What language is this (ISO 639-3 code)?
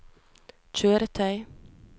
nor